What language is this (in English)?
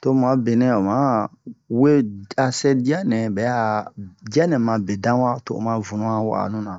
Bomu